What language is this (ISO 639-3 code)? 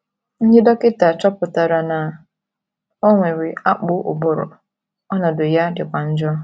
ibo